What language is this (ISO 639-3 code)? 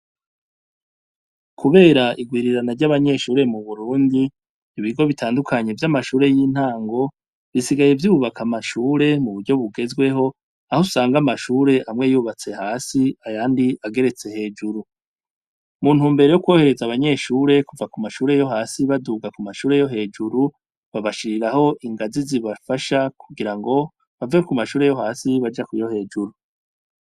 run